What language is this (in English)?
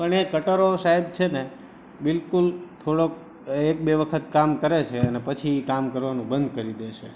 Gujarati